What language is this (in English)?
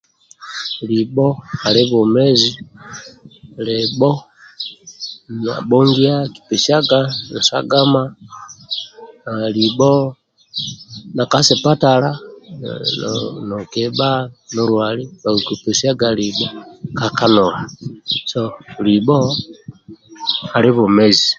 Amba (Uganda)